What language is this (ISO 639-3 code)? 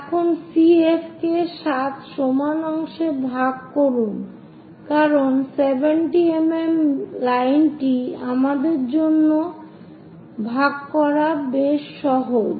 ben